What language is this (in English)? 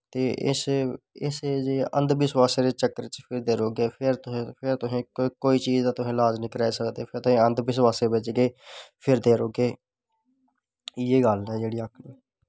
Dogri